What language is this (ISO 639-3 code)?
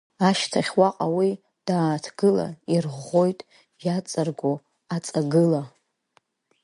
abk